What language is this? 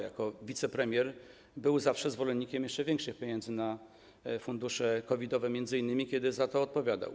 Polish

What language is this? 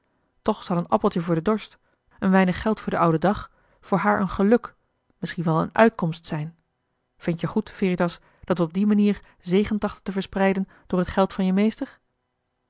Dutch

